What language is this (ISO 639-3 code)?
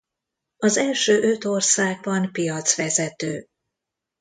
hun